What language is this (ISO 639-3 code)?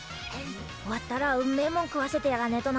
jpn